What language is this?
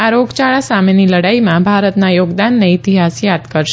Gujarati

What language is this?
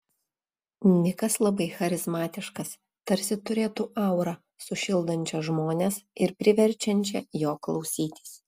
Lithuanian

